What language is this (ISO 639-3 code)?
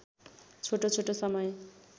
nep